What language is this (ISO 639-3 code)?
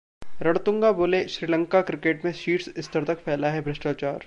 hin